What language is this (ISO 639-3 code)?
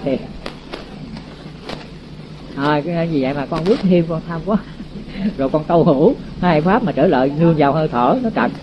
vie